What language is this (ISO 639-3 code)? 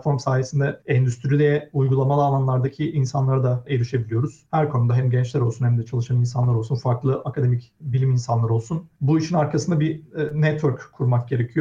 tur